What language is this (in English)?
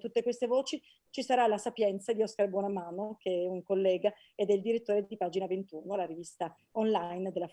Italian